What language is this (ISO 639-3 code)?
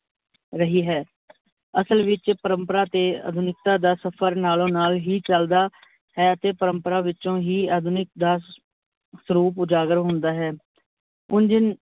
pan